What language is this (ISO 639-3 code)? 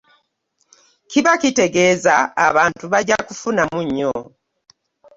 lug